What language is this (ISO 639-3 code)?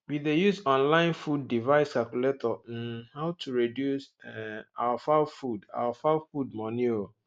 pcm